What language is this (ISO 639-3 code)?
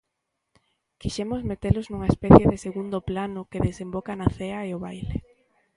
glg